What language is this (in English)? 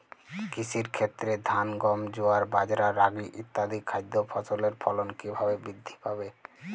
Bangla